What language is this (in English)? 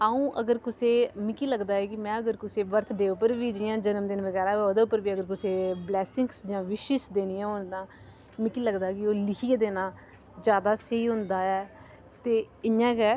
Dogri